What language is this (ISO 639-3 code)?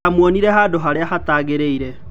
kik